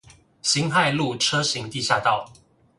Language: Chinese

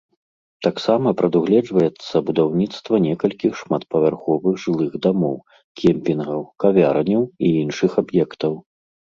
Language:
Belarusian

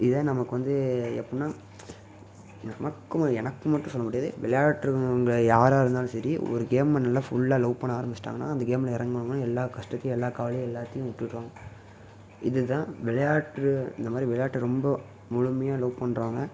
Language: Tamil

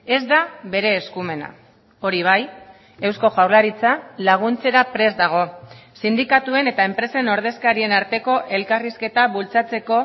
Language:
Basque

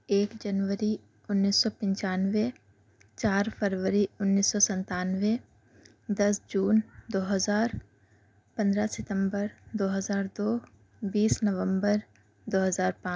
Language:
Urdu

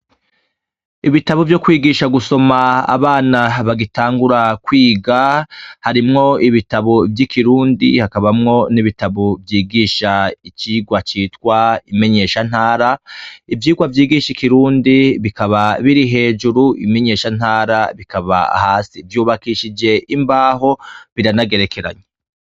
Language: Rundi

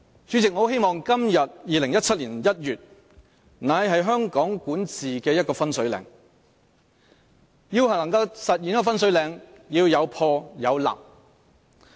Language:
Cantonese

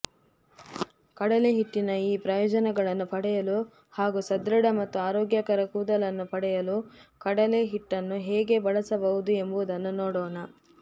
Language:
Kannada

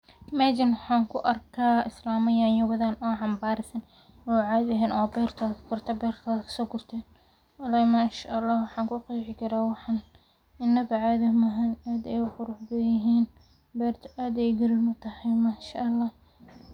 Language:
Somali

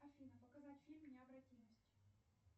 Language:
Russian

